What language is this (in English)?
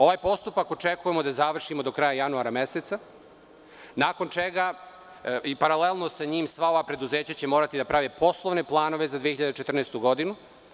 Serbian